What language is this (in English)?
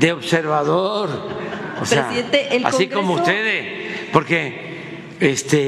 Spanish